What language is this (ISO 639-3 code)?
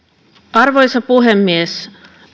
fin